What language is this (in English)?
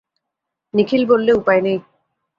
Bangla